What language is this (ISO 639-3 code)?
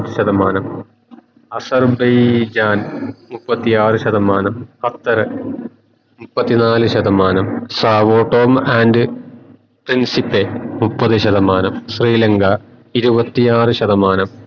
mal